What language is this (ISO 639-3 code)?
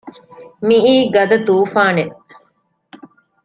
div